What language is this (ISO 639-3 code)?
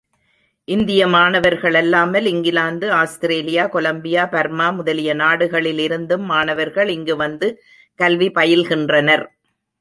tam